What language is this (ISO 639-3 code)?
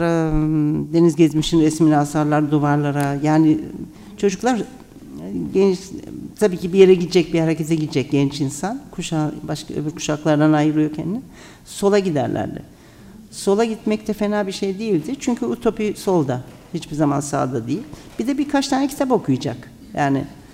tur